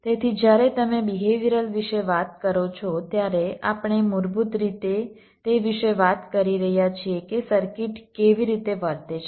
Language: Gujarati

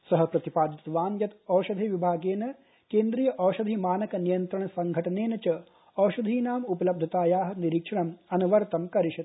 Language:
Sanskrit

